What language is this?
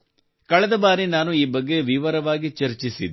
Kannada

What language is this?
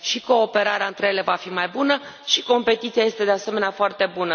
Romanian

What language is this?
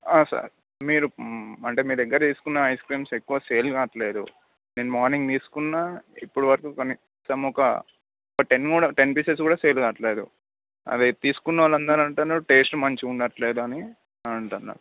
Telugu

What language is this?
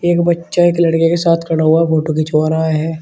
Hindi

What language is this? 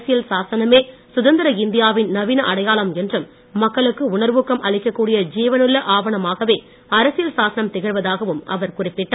Tamil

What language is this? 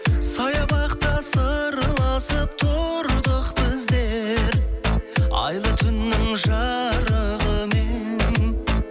Kazakh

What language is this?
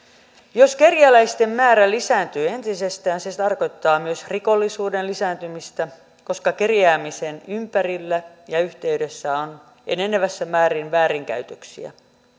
Finnish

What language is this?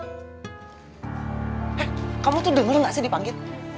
Indonesian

